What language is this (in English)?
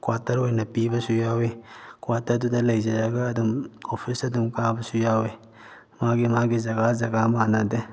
Manipuri